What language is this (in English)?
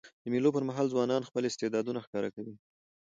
Pashto